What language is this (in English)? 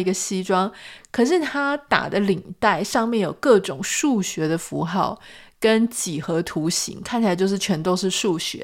Chinese